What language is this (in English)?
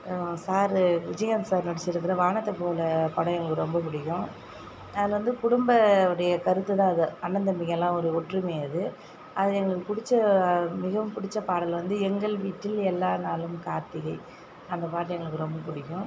Tamil